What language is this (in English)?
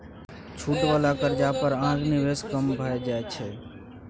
Maithili